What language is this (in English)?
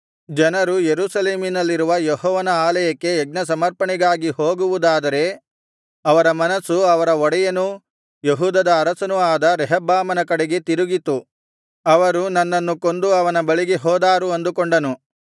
Kannada